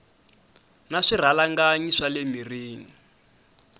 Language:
Tsonga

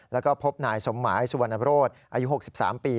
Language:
Thai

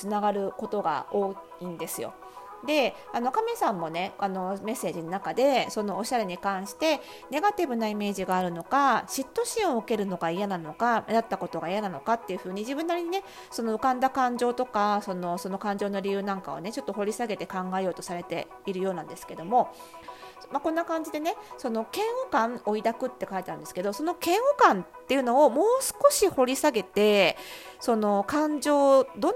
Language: Japanese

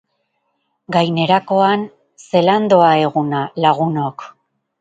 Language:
Basque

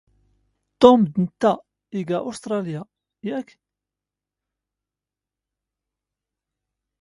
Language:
Standard Moroccan Tamazight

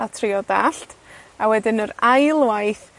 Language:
Welsh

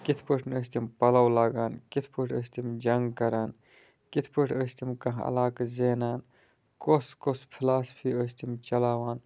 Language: Kashmiri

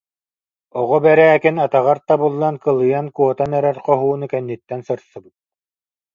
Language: Yakut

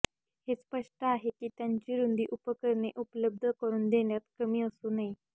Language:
Marathi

